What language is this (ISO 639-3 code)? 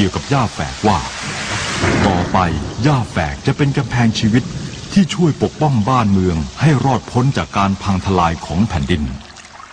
tha